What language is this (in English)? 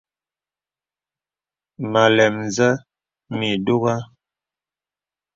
Bebele